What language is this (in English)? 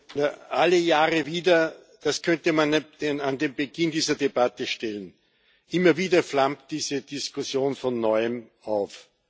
German